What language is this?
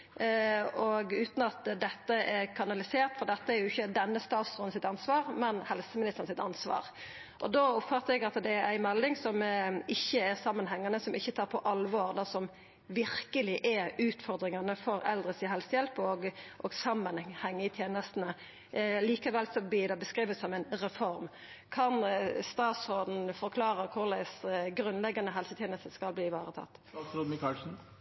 Norwegian Nynorsk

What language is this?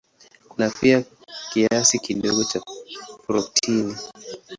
Swahili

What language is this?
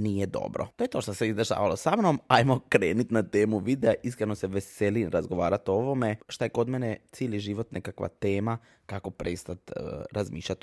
Croatian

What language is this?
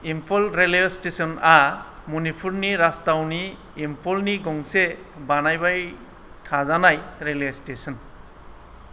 Bodo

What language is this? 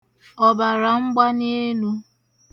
Igbo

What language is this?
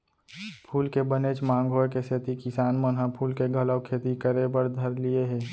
Chhattisgarhi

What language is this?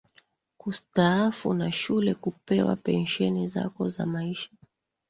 Swahili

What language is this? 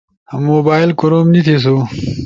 Ushojo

